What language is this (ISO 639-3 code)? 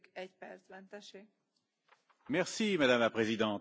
fra